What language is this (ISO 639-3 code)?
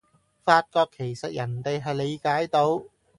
yue